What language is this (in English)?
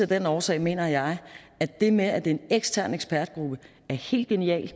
Danish